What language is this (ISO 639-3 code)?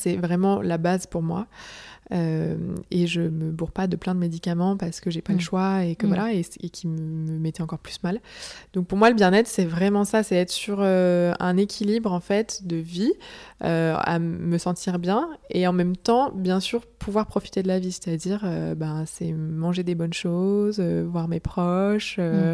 fra